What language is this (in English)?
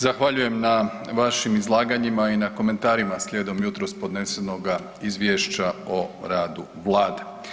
Croatian